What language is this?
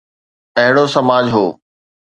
Sindhi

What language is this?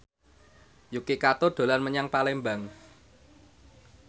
Javanese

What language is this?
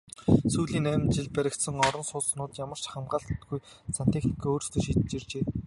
Mongolian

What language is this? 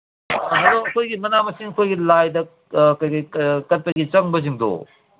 Manipuri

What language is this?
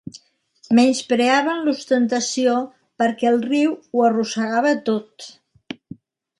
Catalan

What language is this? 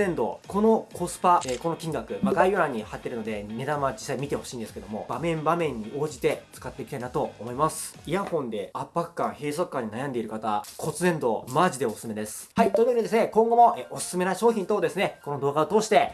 Japanese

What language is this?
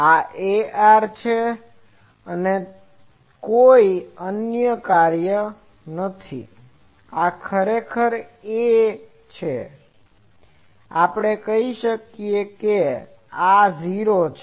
Gujarati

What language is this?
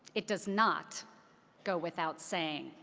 English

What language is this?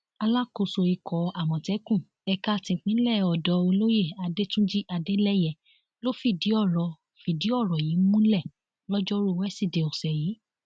Yoruba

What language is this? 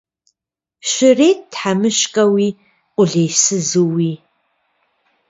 Kabardian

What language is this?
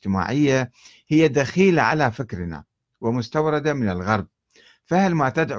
Arabic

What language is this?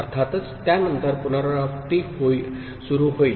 Marathi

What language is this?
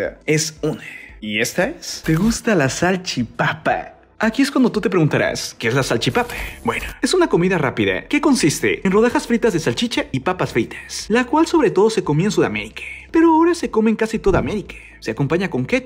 Spanish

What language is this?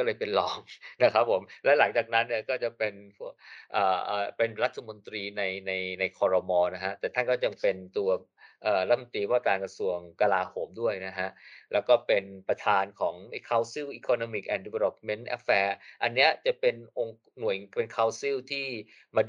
Thai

